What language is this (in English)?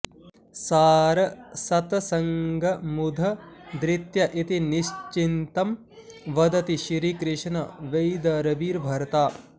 Sanskrit